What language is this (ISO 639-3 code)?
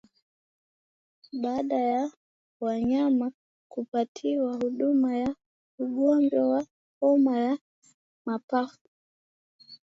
swa